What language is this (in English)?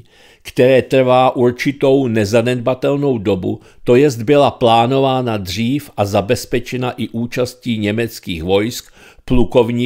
Czech